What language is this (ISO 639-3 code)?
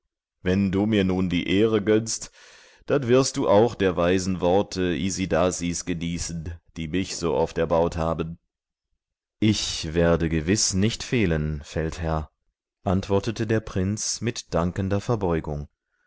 deu